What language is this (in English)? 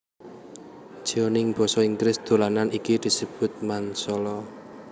Javanese